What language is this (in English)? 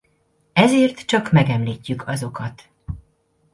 Hungarian